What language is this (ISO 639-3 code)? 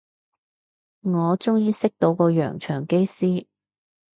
yue